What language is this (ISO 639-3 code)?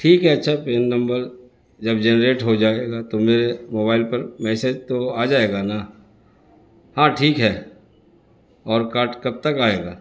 urd